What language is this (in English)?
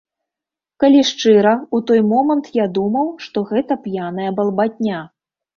Belarusian